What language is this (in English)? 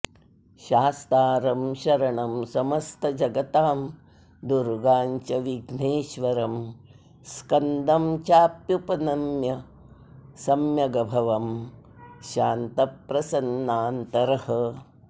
Sanskrit